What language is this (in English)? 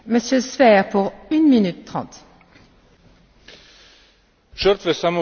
Slovenian